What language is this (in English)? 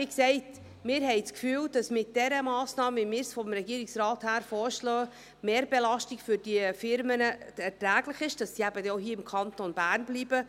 Swiss German